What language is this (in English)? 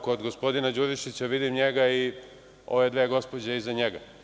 Serbian